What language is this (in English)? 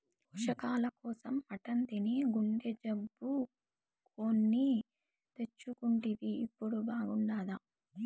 Telugu